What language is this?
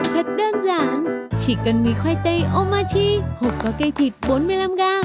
Vietnamese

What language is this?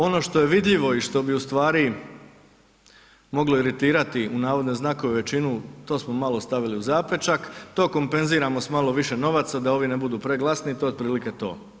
Croatian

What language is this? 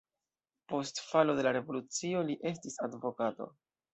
Esperanto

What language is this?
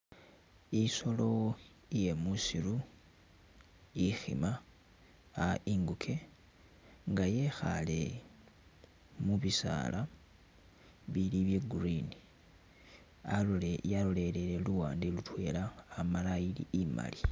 Masaaba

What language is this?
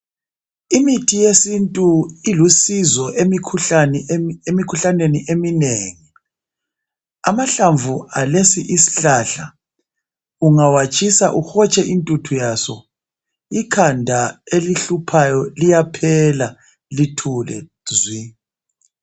North Ndebele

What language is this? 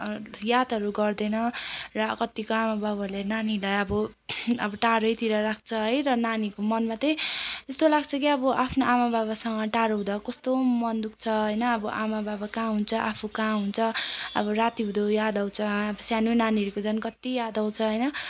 Nepali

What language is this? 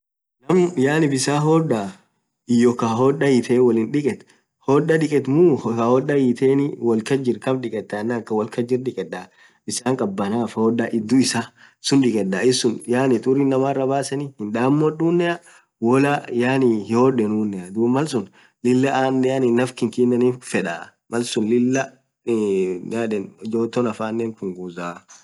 Orma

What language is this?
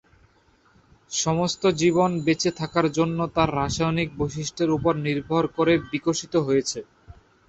Bangla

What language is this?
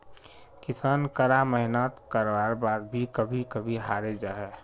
Magahi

